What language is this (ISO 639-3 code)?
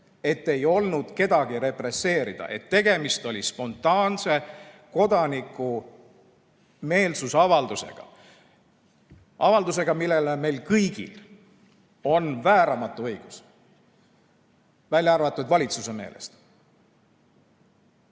est